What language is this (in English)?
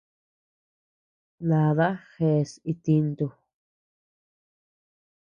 Tepeuxila Cuicatec